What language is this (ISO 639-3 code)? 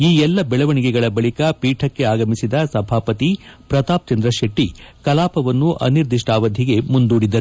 kan